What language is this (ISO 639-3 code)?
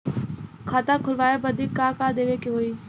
bho